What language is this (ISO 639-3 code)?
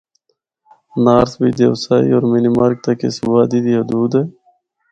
hno